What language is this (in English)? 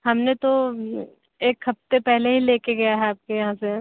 Hindi